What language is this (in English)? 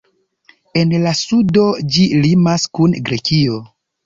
Esperanto